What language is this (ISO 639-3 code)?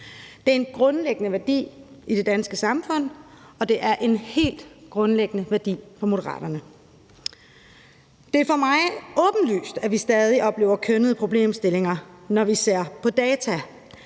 dan